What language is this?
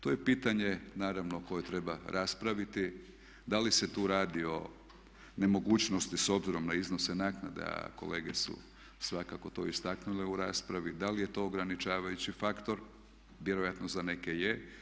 Croatian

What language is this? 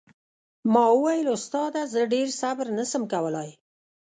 Pashto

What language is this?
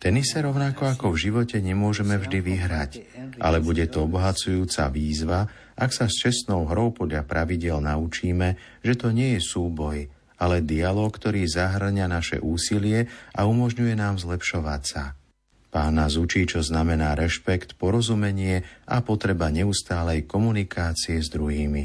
Slovak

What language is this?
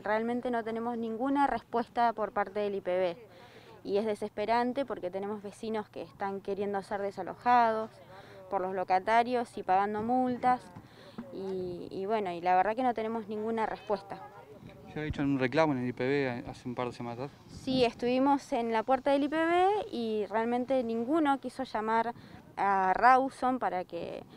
Spanish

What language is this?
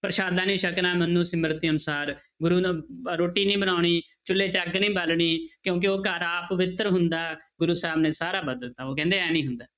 Punjabi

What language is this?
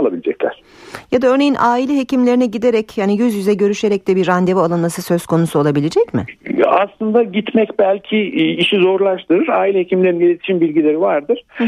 Turkish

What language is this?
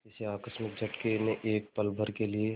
Hindi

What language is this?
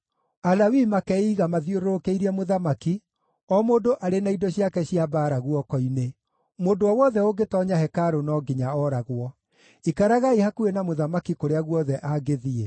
Kikuyu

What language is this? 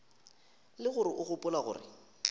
Northern Sotho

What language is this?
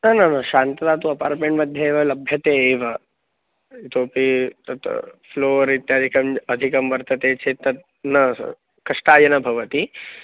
Sanskrit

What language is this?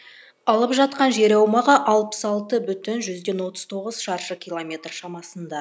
Kazakh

